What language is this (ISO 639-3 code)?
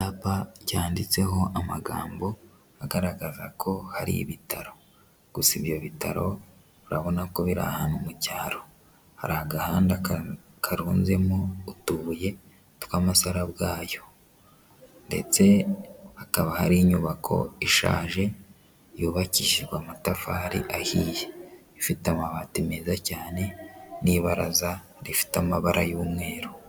kin